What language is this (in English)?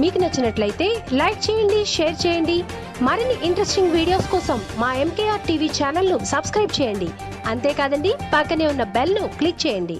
Telugu